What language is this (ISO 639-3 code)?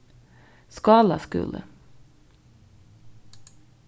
fao